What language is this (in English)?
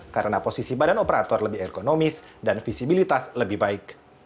Indonesian